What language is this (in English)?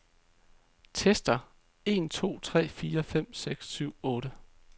Danish